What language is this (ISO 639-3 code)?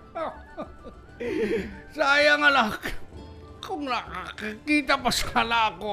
fil